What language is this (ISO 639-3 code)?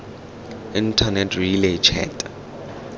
tsn